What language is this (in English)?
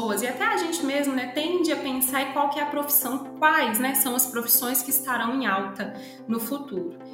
Portuguese